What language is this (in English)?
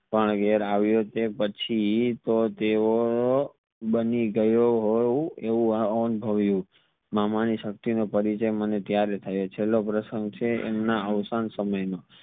Gujarati